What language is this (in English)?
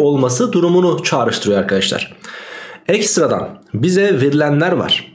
Turkish